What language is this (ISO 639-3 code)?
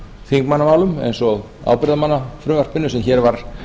isl